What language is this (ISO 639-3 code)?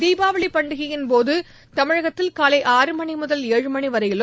tam